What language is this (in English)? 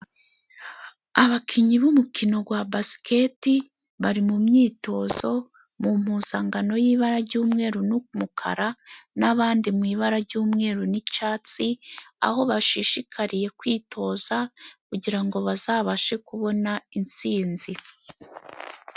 Kinyarwanda